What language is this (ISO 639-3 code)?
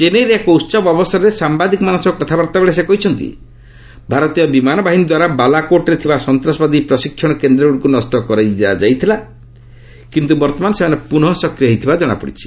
ori